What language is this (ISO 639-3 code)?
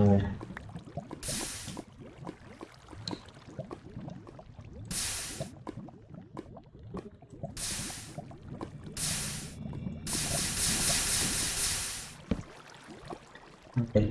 spa